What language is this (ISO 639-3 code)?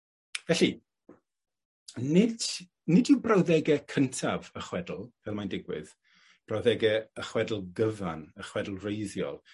cym